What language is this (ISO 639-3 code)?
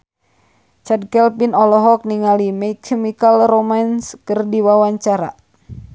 sun